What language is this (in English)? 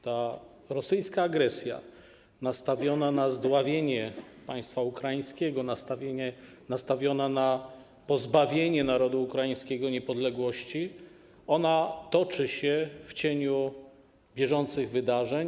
Polish